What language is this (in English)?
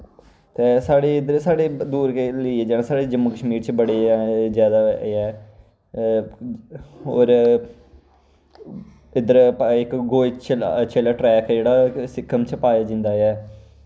Dogri